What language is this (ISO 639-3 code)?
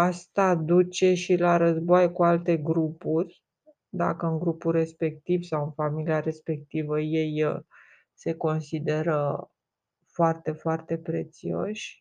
ron